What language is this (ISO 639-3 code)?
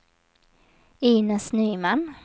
swe